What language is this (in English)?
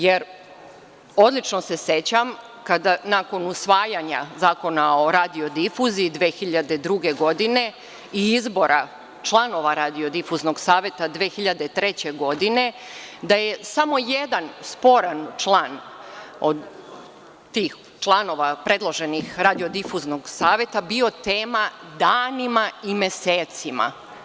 Serbian